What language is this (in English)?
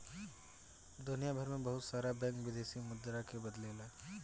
Bhojpuri